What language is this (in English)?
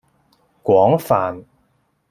Cantonese